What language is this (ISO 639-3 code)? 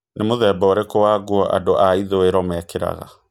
kik